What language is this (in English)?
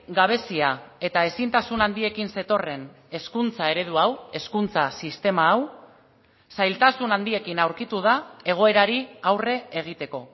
Basque